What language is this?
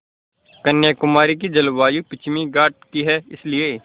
Hindi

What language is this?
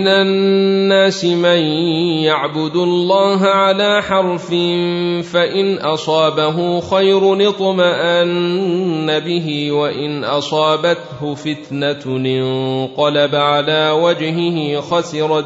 Arabic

